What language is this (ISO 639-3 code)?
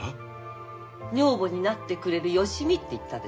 jpn